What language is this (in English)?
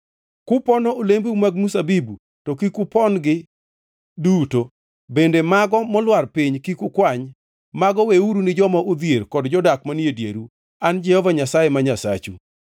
Luo (Kenya and Tanzania)